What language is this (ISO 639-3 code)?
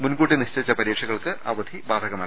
mal